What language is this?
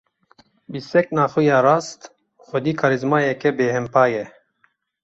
Kurdish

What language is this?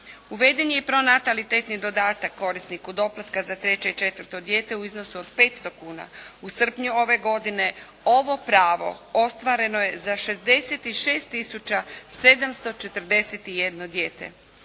Croatian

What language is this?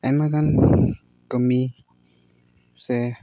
Santali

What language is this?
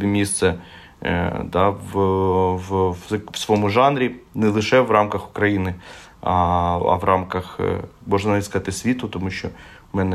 Ukrainian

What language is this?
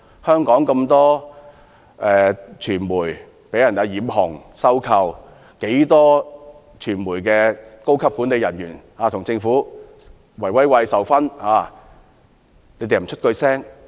Cantonese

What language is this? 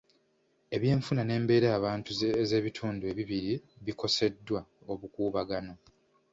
Ganda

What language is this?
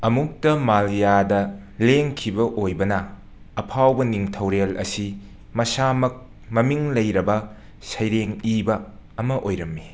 Manipuri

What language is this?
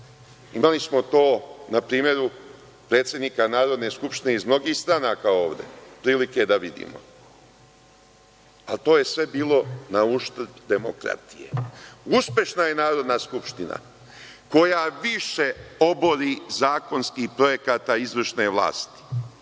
Serbian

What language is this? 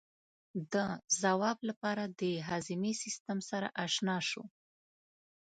Pashto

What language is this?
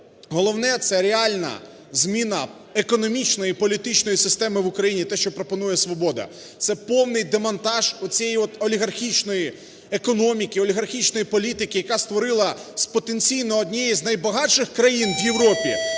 Ukrainian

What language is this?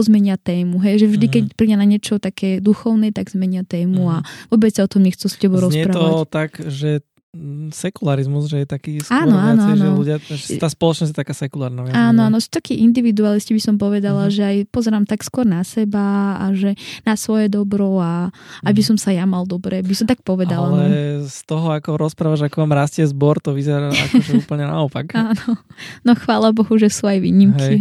Slovak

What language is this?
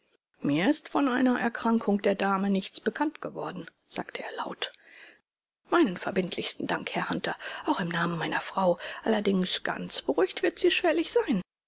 German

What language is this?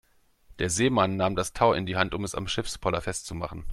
German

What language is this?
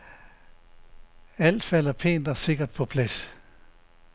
Danish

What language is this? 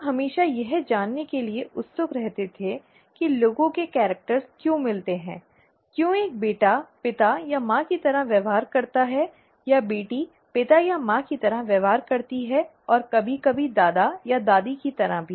Hindi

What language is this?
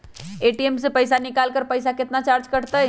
Magahi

